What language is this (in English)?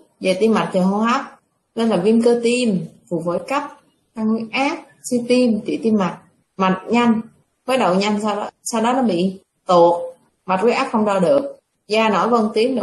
Vietnamese